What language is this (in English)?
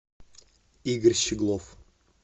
Russian